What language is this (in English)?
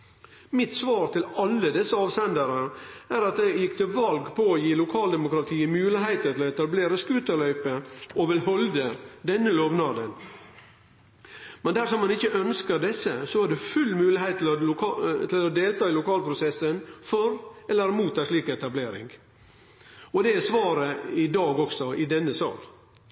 Norwegian Nynorsk